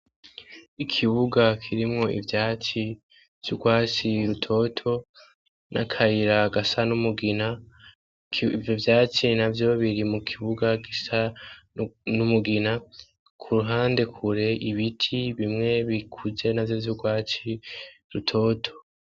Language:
Rundi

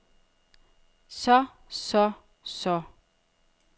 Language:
Danish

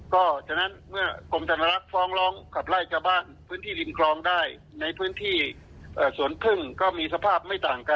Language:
Thai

